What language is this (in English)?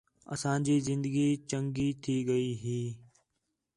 Khetrani